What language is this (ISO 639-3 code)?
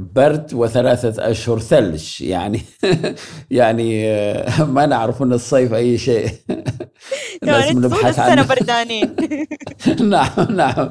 ara